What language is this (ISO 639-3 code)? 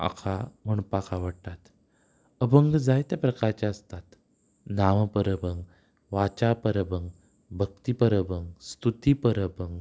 kok